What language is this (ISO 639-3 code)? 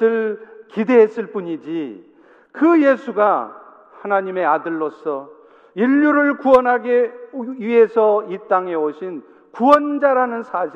kor